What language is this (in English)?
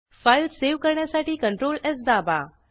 Marathi